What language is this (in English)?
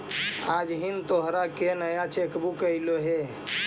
Magahi